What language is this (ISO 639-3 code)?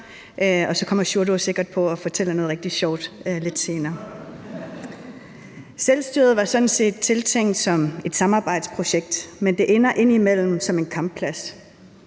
dan